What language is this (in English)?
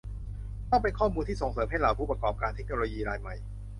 Thai